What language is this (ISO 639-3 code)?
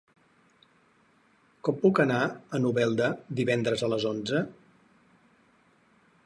cat